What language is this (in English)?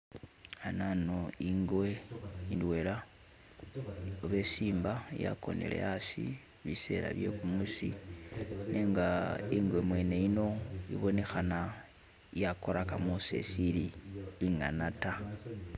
Masaaba